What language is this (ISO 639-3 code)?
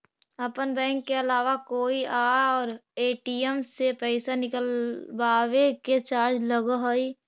mag